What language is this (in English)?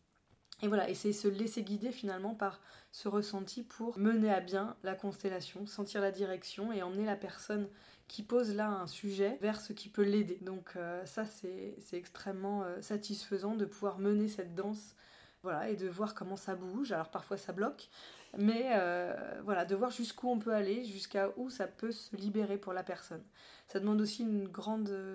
French